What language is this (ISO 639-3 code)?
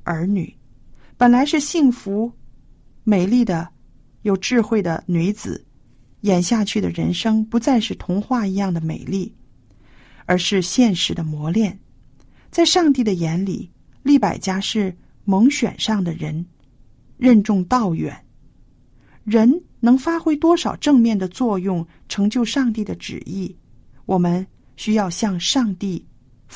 zho